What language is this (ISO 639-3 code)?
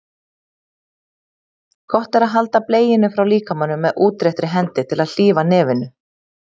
isl